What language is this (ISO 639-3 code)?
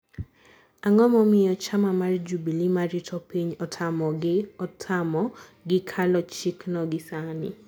luo